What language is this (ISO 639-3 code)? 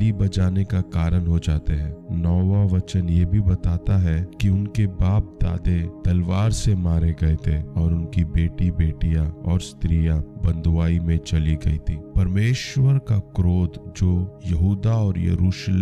hin